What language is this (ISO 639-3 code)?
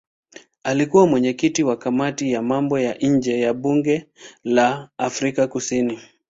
swa